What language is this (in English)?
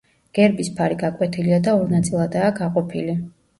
Georgian